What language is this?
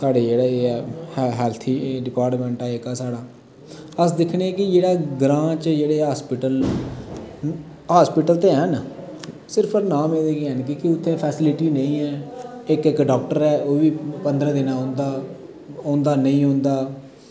Dogri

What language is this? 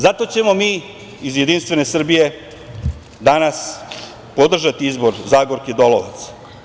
Serbian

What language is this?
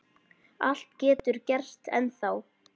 Icelandic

